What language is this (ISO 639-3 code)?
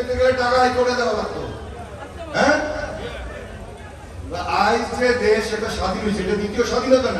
tur